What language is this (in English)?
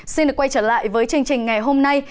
Vietnamese